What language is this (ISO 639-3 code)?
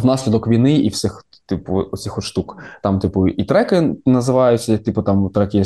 ukr